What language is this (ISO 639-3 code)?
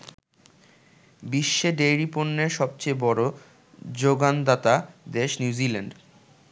ben